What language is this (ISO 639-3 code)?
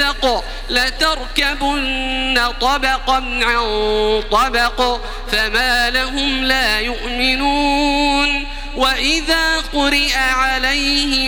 ara